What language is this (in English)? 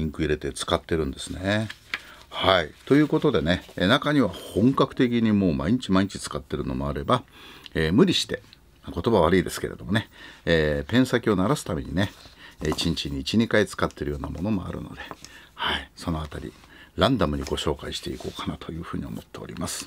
Japanese